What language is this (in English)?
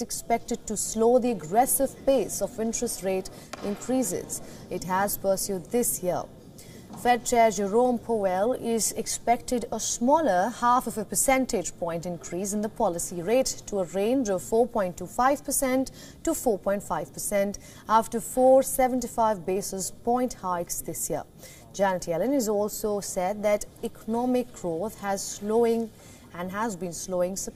English